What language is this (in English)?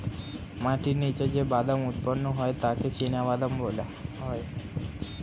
Bangla